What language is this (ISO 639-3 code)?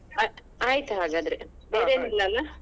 kan